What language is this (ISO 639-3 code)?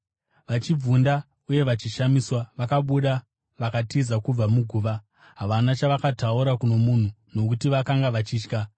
sna